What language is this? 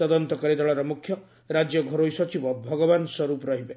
Odia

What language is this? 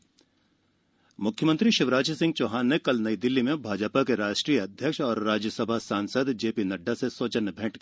Hindi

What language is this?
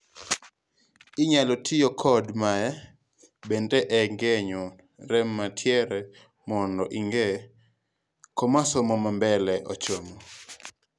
Luo (Kenya and Tanzania)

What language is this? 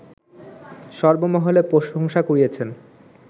Bangla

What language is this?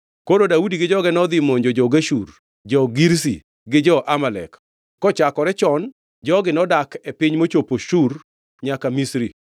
Luo (Kenya and Tanzania)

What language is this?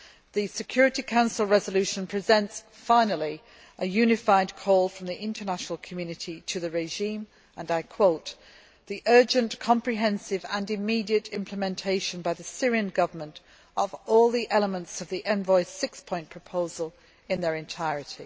English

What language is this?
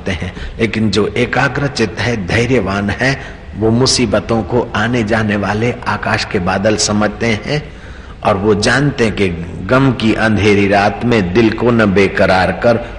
Hindi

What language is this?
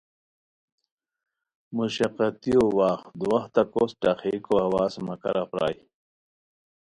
Khowar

